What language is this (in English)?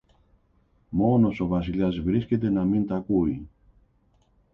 Greek